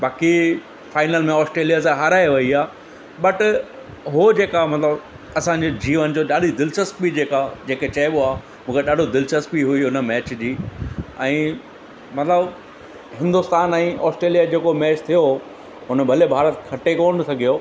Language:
Sindhi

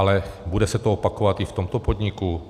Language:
Czech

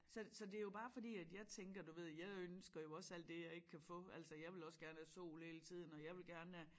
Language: Danish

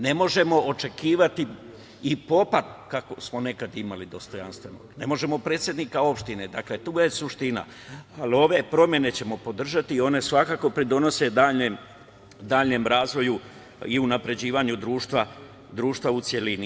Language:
Serbian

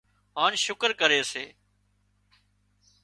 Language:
Wadiyara Koli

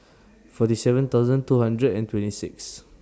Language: English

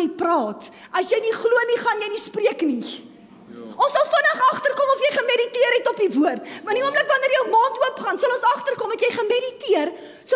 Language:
Dutch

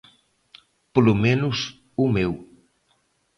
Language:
Galician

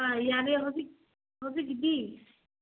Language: Manipuri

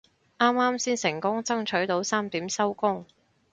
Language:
Cantonese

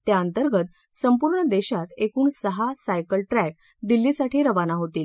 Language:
Marathi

